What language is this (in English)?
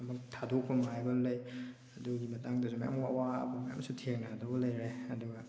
Manipuri